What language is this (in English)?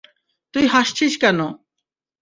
Bangla